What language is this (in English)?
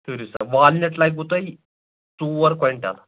Kashmiri